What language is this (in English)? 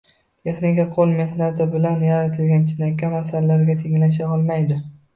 Uzbek